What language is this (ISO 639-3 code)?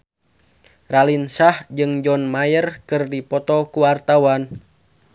sun